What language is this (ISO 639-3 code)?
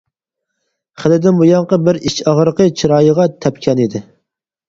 uig